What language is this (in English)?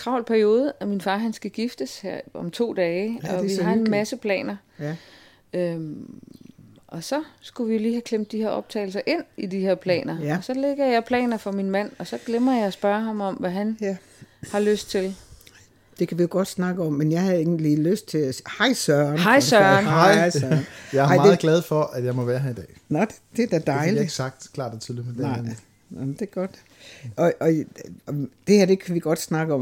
Danish